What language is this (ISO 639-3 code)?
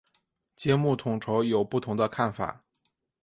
zho